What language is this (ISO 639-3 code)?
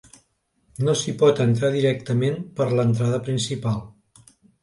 cat